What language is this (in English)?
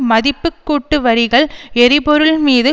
Tamil